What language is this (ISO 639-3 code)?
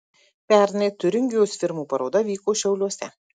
lit